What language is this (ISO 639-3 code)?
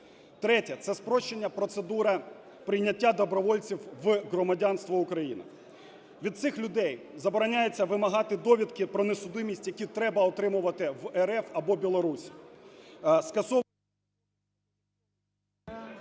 ukr